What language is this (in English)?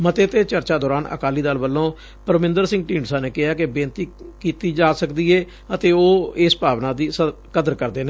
Punjabi